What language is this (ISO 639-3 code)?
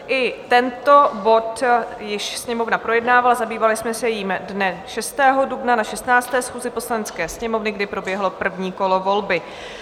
ces